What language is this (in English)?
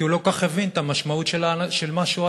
Hebrew